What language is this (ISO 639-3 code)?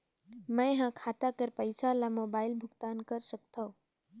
hne